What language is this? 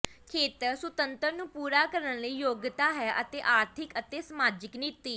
Punjabi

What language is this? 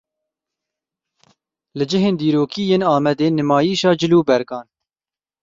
Kurdish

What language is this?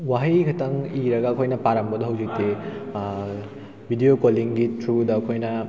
Manipuri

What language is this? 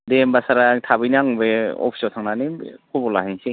Bodo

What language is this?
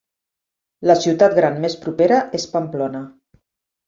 Catalan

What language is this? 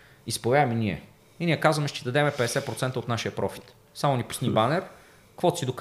Bulgarian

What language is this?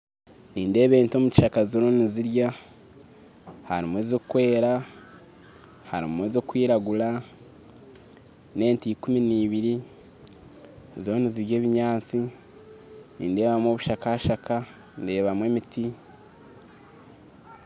Nyankole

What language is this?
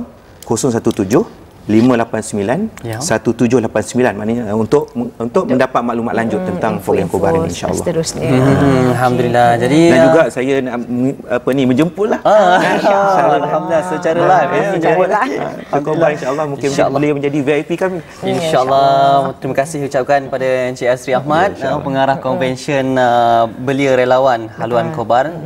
Malay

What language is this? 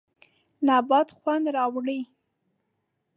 Pashto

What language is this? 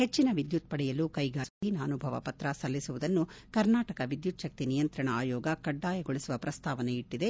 Kannada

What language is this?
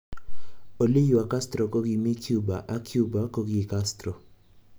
Kalenjin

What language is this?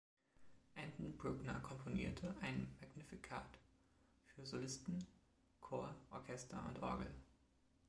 German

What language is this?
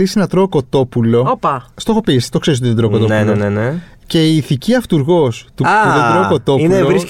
Greek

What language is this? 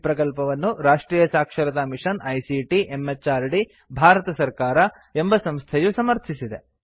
Kannada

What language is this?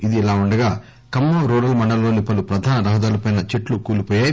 Telugu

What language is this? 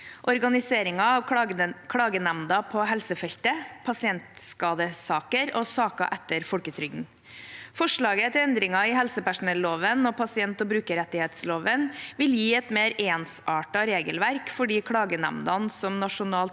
Norwegian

